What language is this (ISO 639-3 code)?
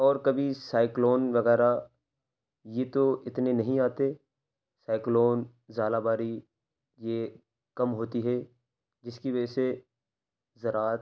urd